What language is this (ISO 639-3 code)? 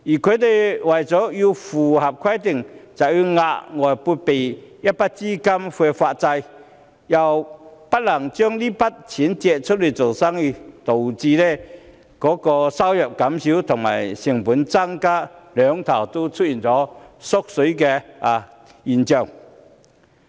yue